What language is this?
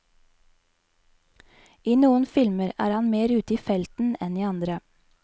Norwegian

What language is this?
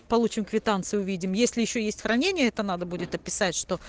Russian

